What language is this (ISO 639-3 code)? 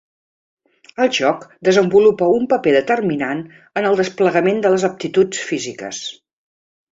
cat